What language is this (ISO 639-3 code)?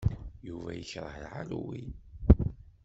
kab